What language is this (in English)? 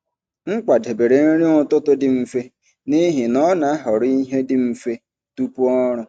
Igbo